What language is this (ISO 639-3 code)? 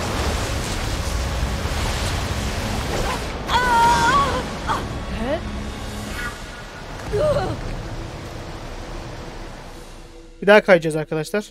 tur